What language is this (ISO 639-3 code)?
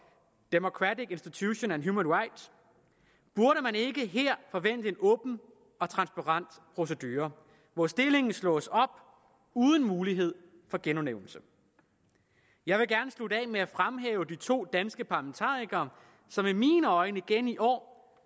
dan